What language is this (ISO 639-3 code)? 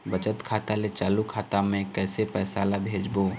hne